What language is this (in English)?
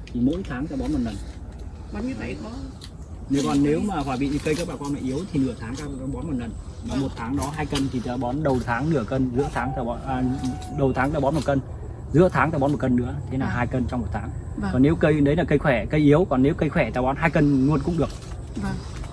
Vietnamese